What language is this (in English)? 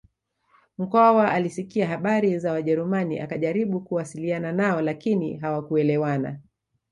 Swahili